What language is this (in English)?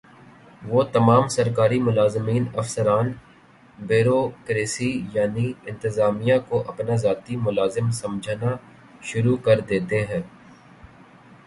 Urdu